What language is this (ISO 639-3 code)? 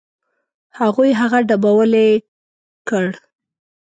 pus